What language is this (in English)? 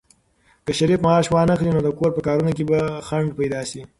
Pashto